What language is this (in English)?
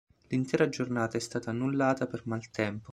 Italian